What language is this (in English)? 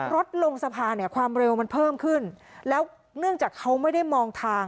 Thai